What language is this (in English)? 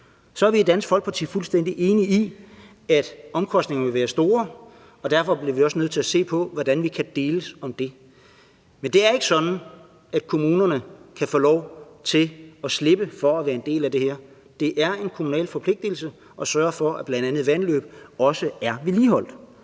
Danish